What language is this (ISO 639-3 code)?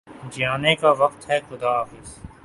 urd